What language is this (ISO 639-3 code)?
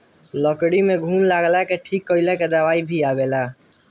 bho